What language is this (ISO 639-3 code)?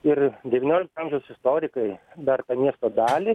lit